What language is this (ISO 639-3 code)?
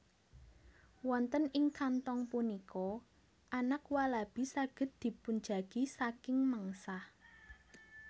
jav